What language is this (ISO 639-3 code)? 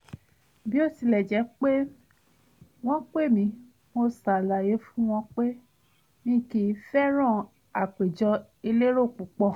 yor